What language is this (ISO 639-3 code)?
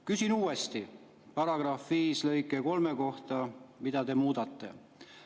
est